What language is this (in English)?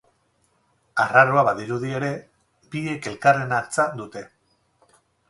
Basque